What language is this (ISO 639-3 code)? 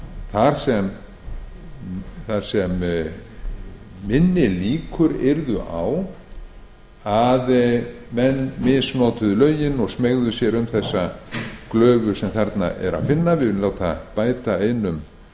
isl